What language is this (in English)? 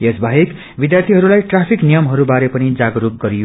Nepali